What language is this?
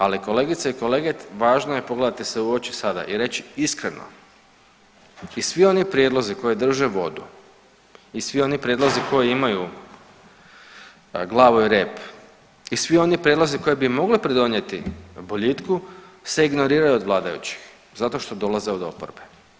Croatian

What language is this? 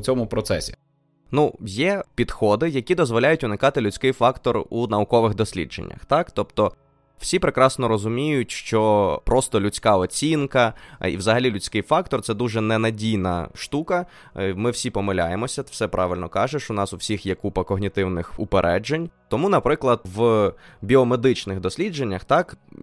Ukrainian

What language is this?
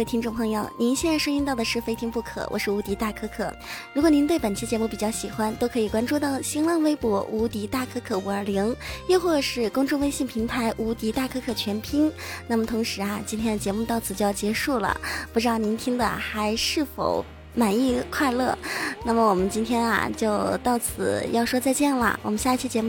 Chinese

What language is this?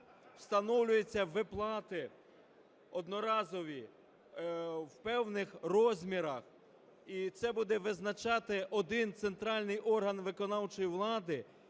Ukrainian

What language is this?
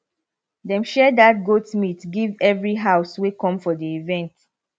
Nigerian Pidgin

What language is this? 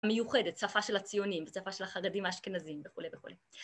Hebrew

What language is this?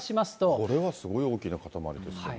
Japanese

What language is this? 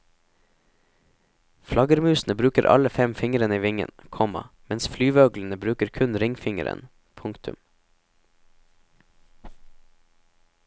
Norwegian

